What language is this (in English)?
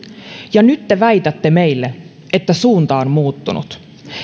Finnish